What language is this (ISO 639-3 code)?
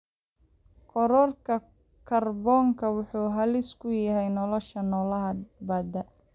som